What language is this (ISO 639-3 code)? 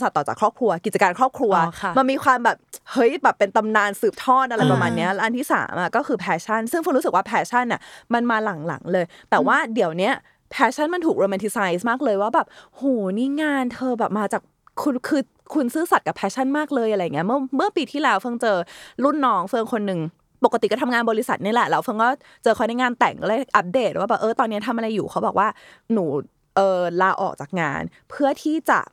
tha